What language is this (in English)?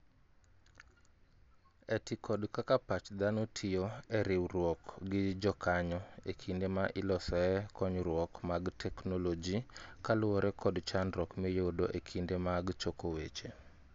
Luo (Kenya and Tanzania)